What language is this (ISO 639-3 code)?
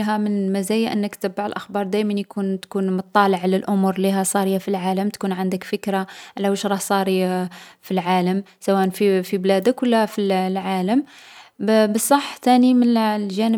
arq